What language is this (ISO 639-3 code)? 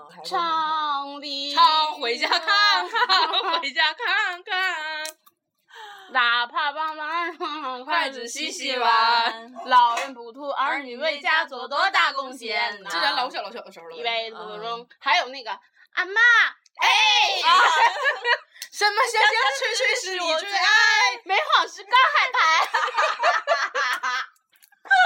zho